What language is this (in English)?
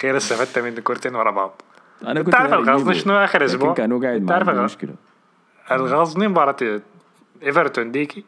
Arabic